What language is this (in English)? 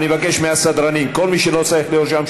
Hebrew